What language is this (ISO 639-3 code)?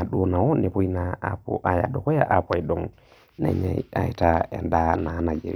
mas